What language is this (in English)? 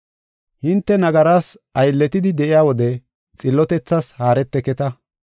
Gofa